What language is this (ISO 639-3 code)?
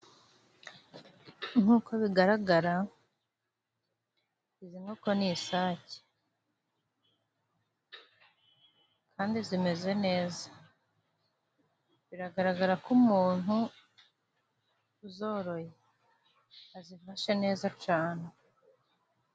kin